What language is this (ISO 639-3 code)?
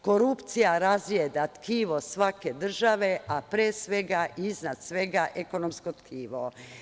srp